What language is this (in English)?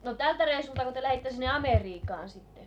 Finnish